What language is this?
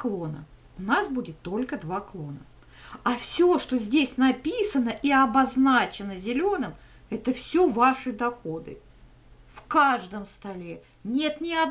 Russian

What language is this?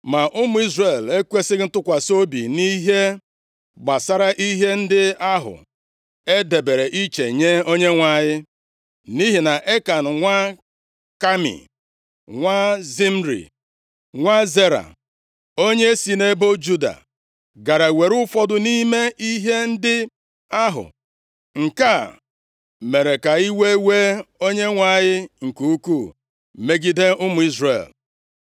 Igbo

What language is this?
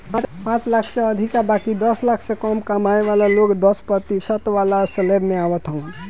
Bhojpuri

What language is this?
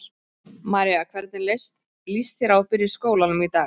Icelandic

